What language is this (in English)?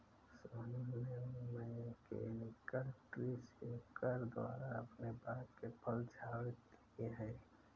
Hindi